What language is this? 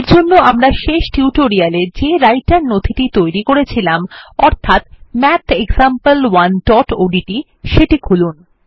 Bangla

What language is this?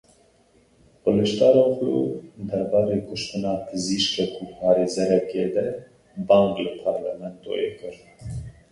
Kurdish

